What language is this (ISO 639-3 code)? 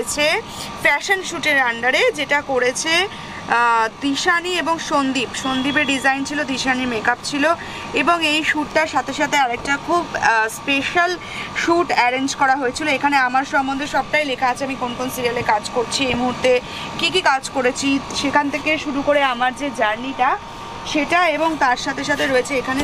tha